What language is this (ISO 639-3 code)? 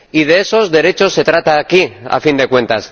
spa